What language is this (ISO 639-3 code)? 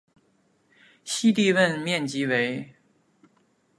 zho